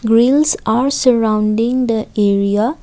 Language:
English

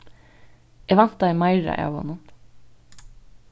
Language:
Faroese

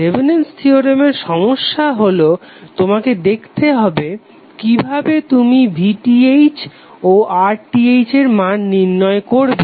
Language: Bangla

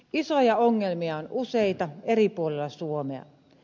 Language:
Finnish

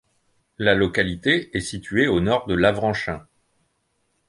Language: French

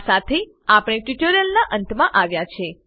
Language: Gujarati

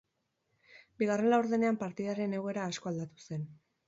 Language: Basque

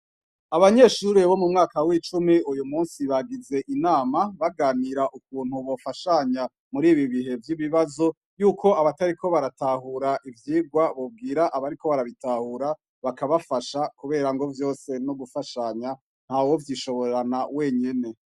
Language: Rundi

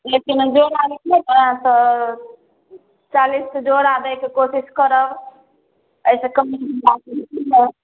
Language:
Maithili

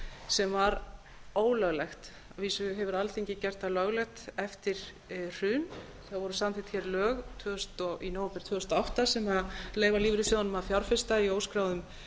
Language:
Icelandic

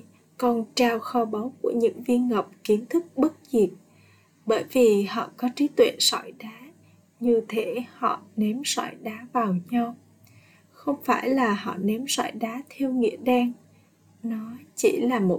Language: Vietnamese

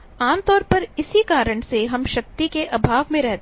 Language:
Hindi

